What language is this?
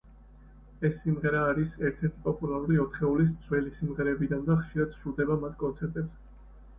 Georgian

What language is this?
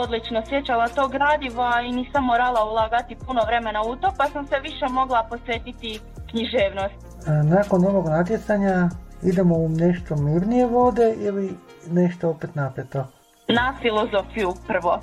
Croatian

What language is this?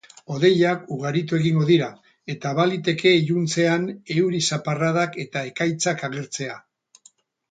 Basque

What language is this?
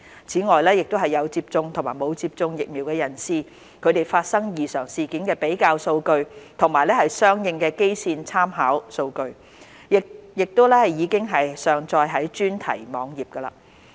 Cantonese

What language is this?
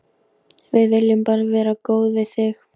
Icelandic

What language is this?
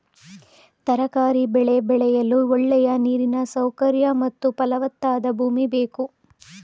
Kannada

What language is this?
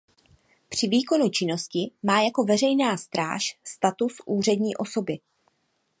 Czech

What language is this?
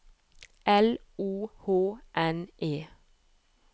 Norwegian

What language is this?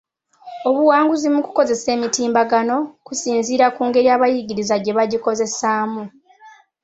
Ganda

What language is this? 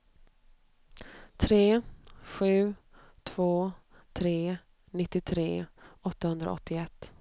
Swedish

